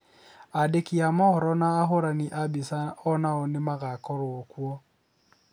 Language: Kikuyu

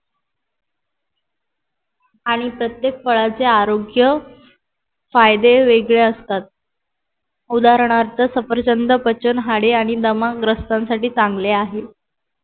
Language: Marathi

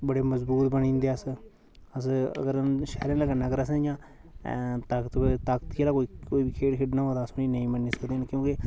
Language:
Dogri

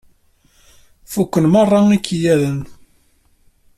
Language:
Kabyle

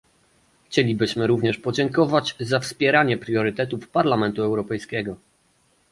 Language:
Polish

